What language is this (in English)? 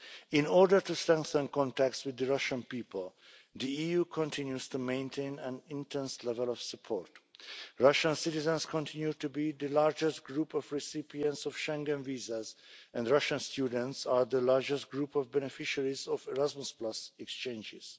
English